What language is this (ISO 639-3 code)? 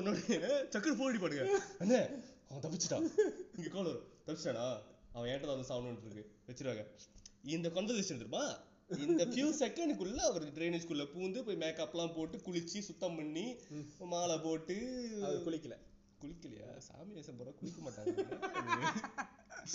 tam